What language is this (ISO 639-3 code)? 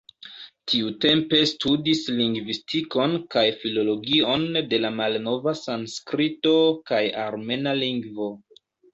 epo